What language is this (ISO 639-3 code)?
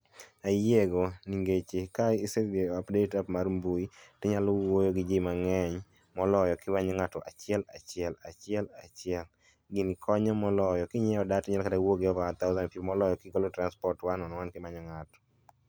luo